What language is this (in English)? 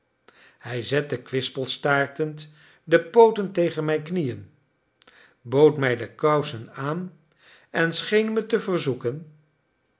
Dutch